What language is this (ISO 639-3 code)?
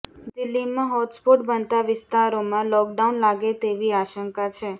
guj